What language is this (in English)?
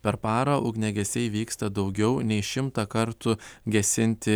Lithuanian